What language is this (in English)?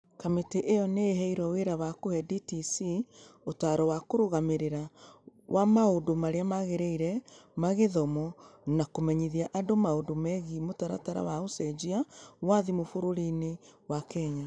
Kikuyu